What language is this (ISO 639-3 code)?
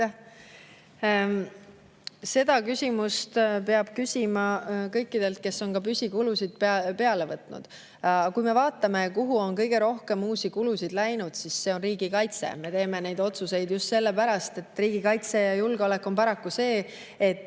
est